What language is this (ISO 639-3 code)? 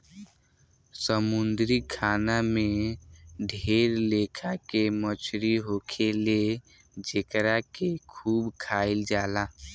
bho